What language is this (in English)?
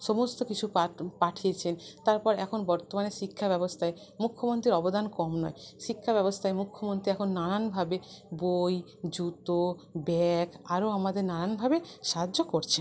Bangla